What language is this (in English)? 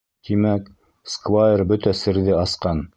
Bashkir